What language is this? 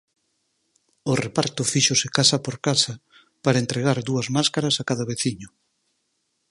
Galician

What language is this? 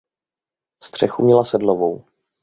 Czech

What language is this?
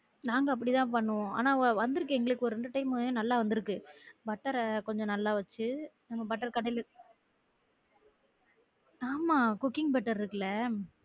Tamil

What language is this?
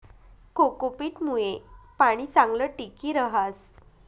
Marathi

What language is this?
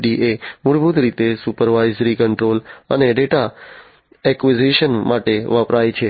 Gujarati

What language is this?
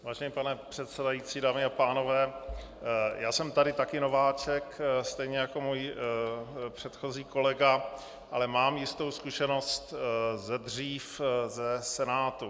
Czech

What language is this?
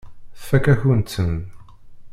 Kabyle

